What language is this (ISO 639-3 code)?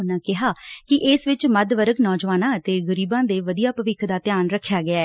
pan